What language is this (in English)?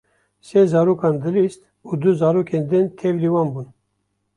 Kurdish